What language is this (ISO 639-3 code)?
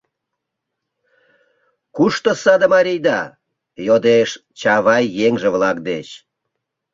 chm